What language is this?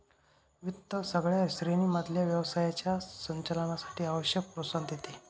Marathi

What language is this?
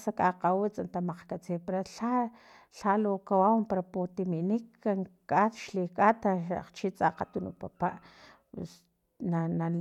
Filomena Mata-Coahuitlán Totonac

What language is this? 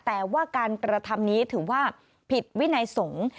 Thai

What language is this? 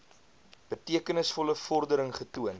Afrikaans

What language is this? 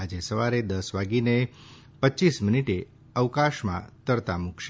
Gujarati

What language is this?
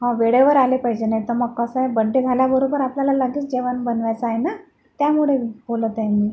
Marathi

